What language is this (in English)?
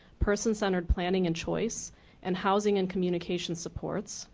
English